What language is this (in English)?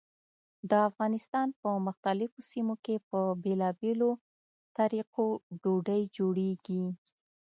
Pashto